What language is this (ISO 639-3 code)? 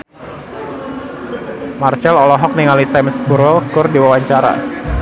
sun